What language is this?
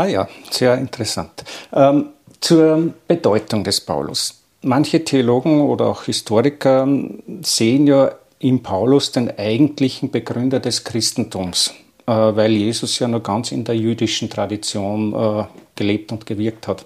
German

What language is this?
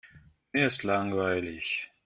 German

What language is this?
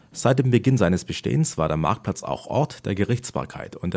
German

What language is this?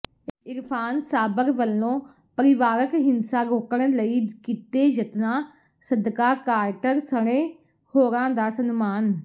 Punjabi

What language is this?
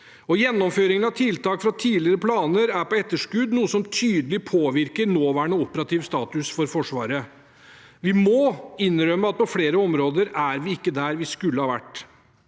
Norwegian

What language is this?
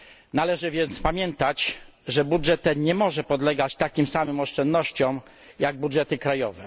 Polish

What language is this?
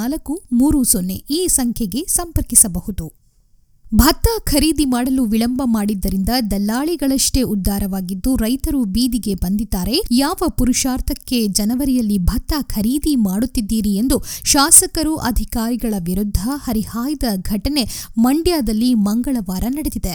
Kannada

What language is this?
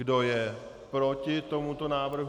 Czech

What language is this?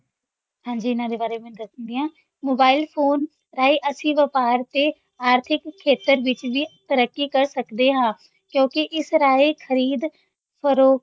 Punjabi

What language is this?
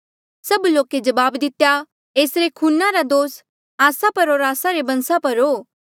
Mandeali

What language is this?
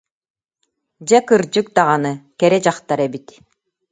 Yakut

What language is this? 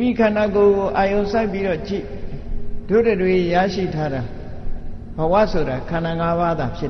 Vietnamese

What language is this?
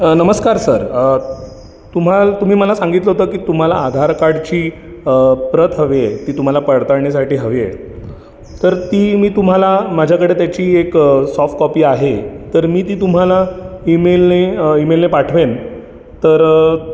Marathi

